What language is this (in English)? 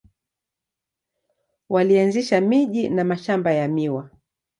Swahili